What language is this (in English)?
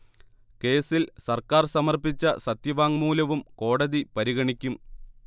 Malayalam